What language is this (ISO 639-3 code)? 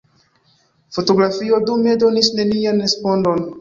epo